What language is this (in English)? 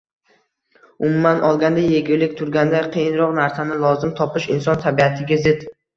Uzbek